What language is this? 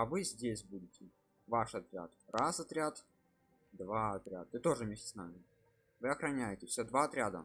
Russian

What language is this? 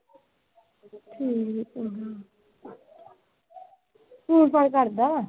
Punjabi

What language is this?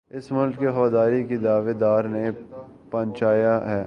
Urdu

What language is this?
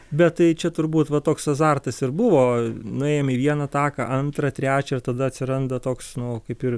Lithuanian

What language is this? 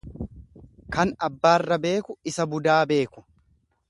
Oromo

